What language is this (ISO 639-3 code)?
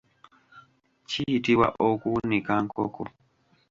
lug